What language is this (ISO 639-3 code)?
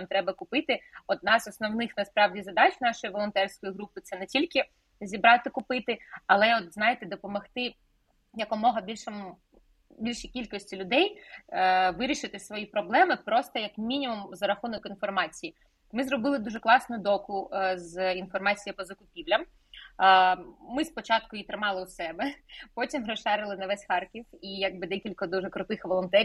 ukr